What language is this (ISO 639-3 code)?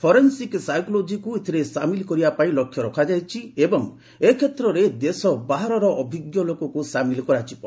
ori